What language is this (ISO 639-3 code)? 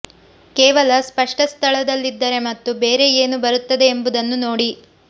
kan